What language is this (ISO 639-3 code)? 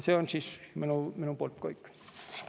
est